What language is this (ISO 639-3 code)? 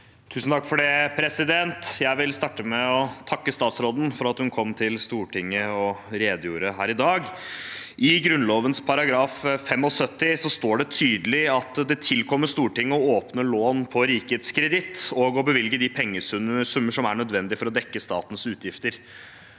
nor